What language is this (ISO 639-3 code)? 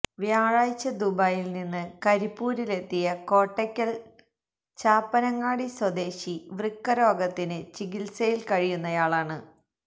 mal